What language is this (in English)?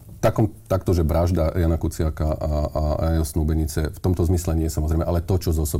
Slovak